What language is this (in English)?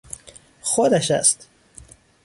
Persian